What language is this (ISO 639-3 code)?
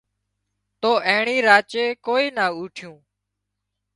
kxp